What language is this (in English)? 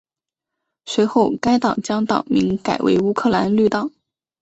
Chinese